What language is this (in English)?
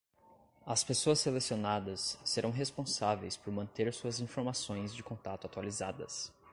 Portuguese